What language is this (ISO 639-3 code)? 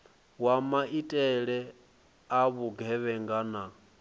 ven